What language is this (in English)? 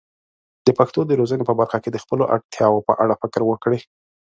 Pashto